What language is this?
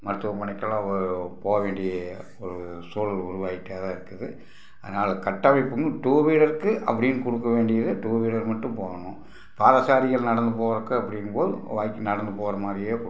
Tamil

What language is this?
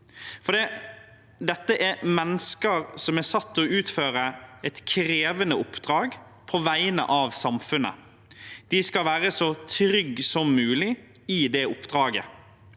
Norwegian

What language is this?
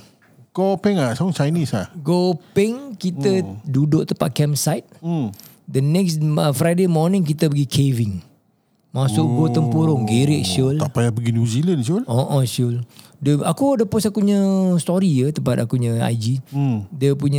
Malay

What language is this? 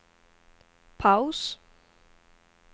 Swedish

